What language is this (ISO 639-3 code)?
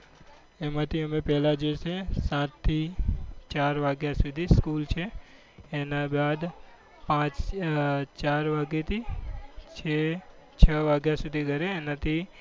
guj